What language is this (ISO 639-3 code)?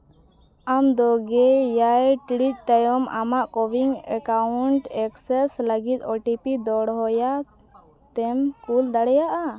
sat